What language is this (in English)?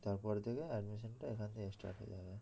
Bangla